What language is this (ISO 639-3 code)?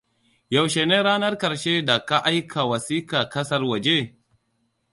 hau